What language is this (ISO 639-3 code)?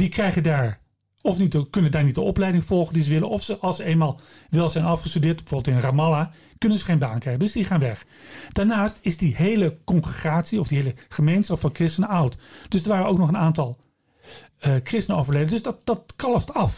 nld